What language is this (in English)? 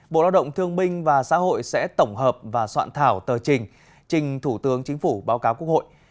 Vietnamese